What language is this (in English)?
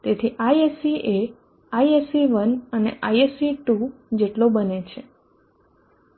Gujarati